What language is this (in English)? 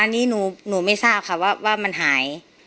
Thai